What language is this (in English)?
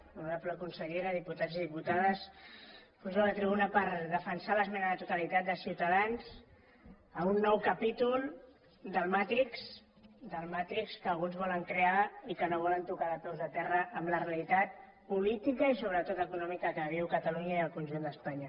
Catalan